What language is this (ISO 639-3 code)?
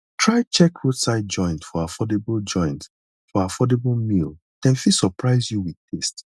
pcm